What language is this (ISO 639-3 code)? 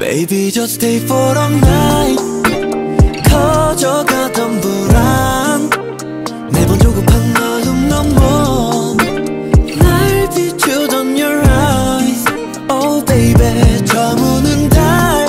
kor